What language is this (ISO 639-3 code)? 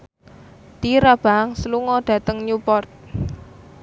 jav